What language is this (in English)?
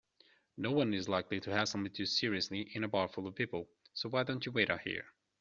English